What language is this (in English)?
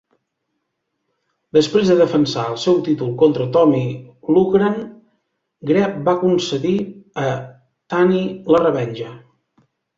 Catalan